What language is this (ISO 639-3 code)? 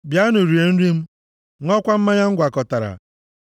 ibo